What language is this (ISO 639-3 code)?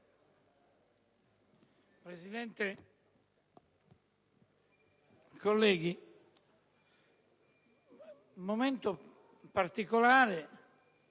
ita